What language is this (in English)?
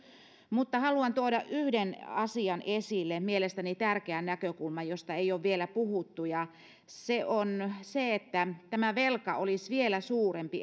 Finnish